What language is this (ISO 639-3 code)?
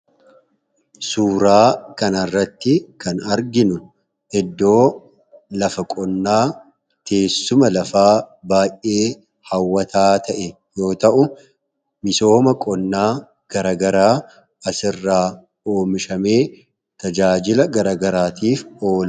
orm